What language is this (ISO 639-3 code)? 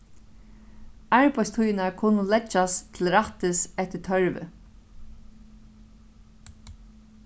fao